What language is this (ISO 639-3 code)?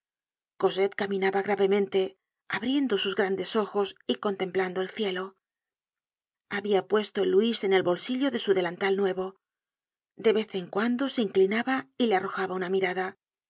spa